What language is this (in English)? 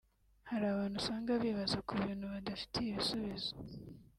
Kinyarwanda